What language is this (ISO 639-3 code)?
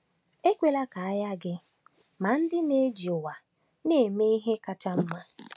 ibo